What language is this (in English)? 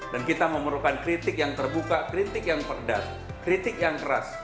Indonesian